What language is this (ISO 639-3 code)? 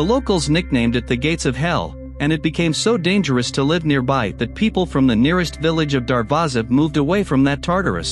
eng